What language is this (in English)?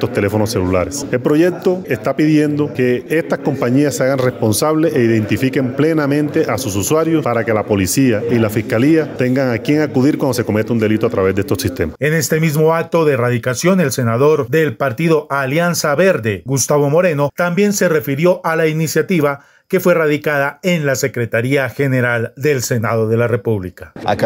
Spanish